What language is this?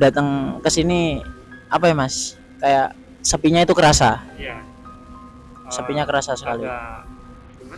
Indonesian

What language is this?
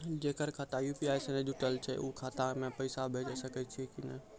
Maithili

